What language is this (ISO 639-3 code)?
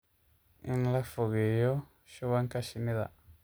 som